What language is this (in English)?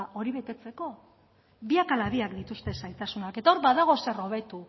Basque